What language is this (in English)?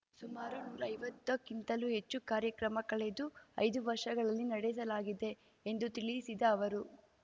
Kannada